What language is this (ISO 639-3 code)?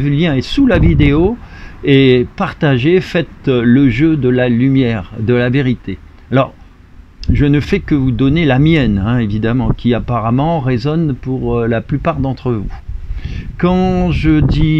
fra